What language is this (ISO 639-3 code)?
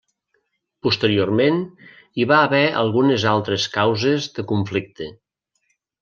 cat